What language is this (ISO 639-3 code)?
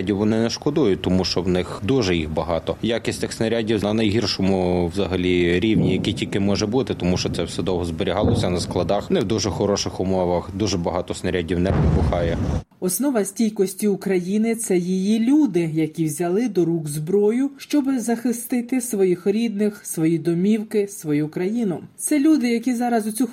ukr